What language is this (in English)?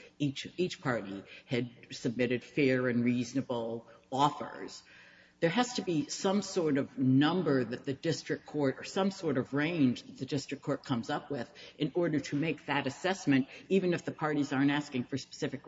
English